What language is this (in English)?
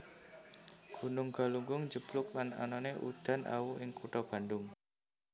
Javanese